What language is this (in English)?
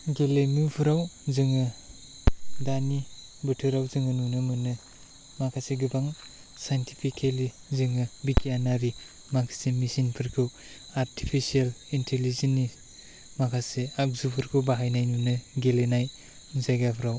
Bodo